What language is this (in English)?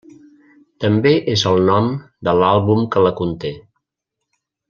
Catalan